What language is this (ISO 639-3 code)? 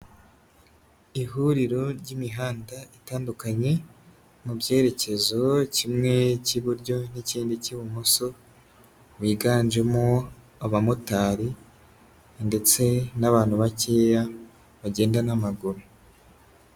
kin